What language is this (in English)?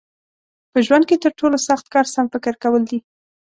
Pashto